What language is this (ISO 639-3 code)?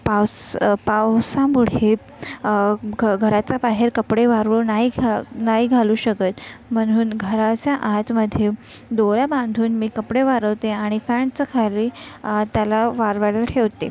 mar